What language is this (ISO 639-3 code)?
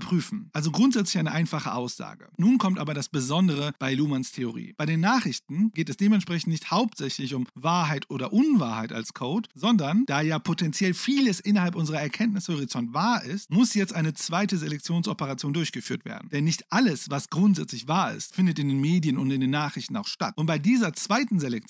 deu